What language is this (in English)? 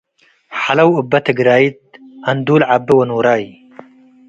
Tigre